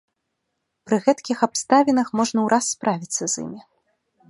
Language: Belarusian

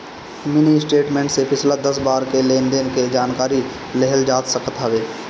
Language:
Bhojpuri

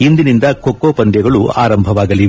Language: Kannada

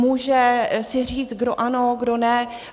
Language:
Czech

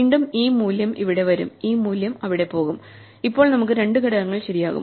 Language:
Malayalam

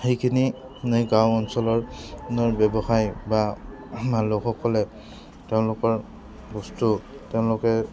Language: Assamese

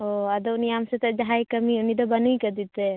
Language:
Santali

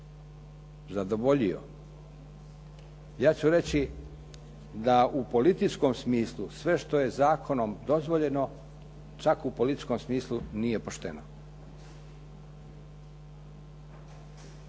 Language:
Croatian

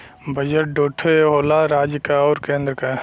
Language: Bhojpuri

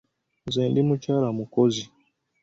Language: Ganda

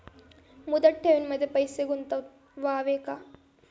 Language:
Marathi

